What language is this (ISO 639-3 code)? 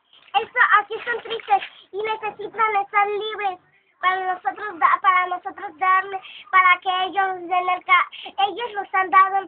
spa